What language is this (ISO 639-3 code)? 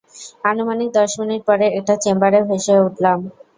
ben